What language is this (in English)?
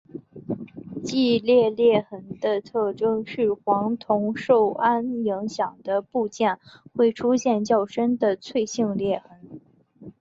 Chinese